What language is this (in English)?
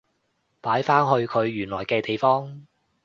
Cantonese